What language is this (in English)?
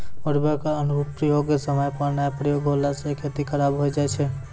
Maithili